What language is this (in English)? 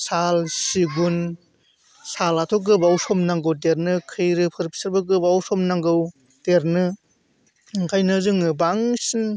Bodo